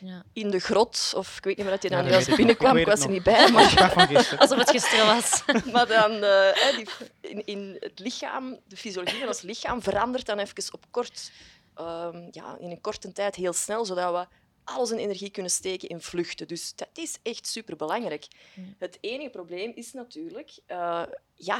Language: Dutch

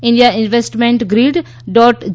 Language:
Gujarati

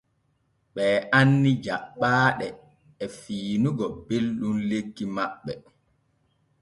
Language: Borgu Fulfulde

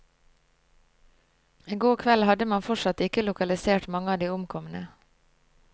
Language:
Norwegian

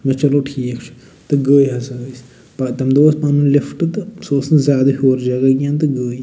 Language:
Kashmiri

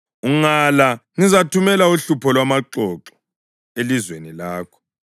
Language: North Ndebele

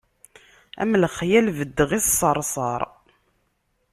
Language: Kabyle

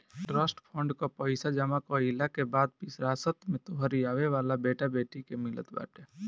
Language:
Bhojpuri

